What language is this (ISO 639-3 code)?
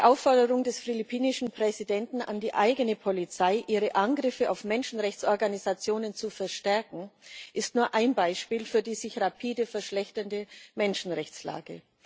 deu